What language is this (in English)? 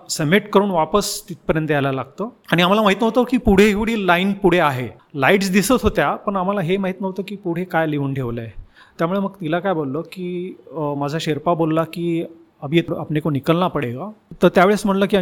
Marathi